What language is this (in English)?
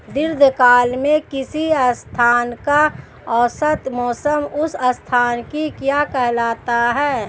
Hindi